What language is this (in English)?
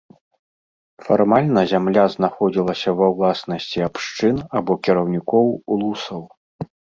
Belarusian